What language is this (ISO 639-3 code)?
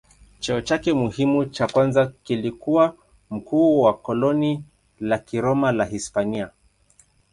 swa